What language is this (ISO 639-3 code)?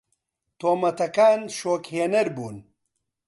ckb